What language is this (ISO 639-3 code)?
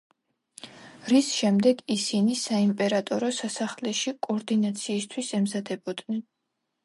kat